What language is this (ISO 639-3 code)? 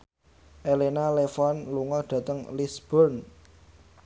jav